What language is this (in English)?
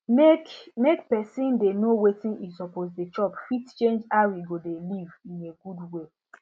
Nigerian Pidgin